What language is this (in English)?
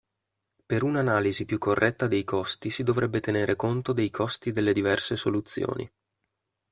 Italian